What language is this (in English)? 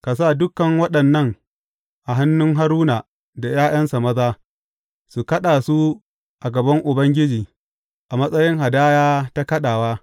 Hausa